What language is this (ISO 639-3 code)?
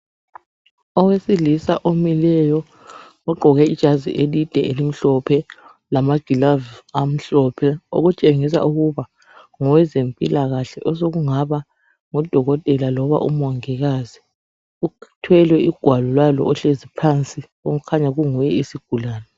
nde